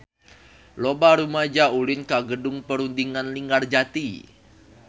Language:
Sundanese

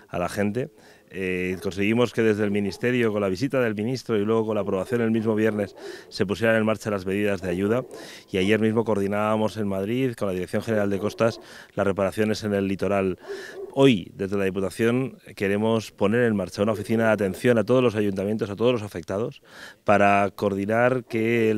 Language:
Spanish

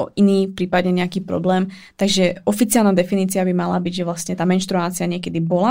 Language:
Czech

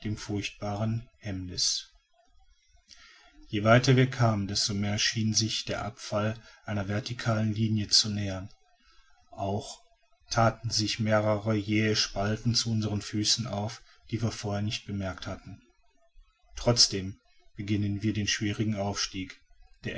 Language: German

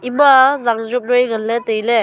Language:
Wancho Naga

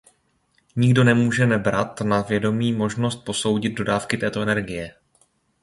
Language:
Czech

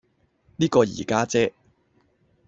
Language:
Cantonese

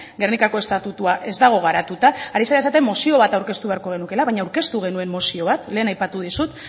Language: Basque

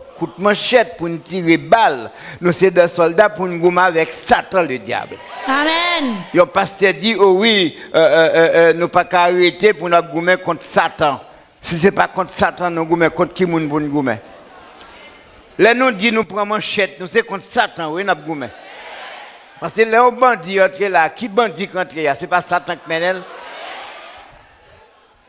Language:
French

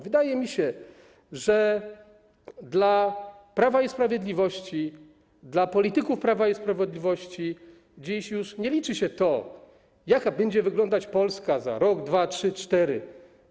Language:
Polish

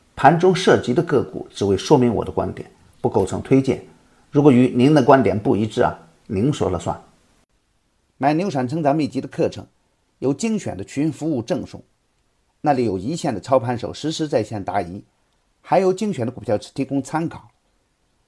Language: Chinese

